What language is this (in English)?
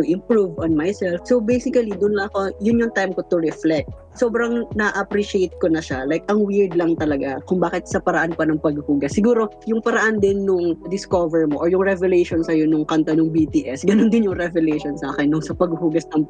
Filipino